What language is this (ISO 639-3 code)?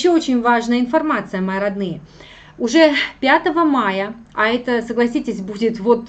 rus